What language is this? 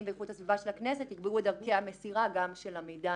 Hebrew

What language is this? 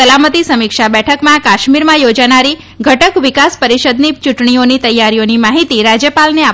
Gujarati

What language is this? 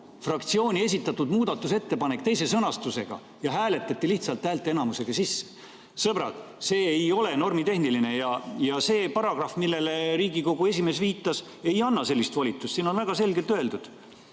Estonian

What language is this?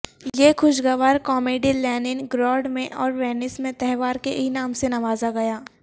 Urdu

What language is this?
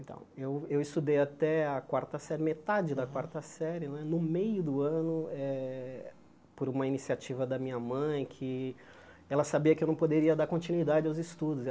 Portuguese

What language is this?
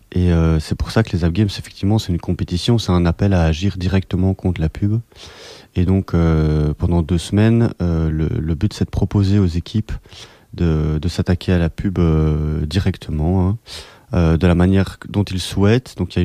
French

